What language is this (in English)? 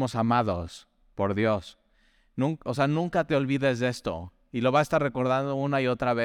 Spanish